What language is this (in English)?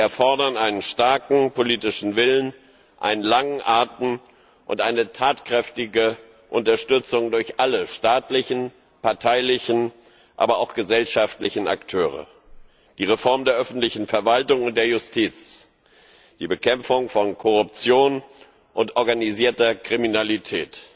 German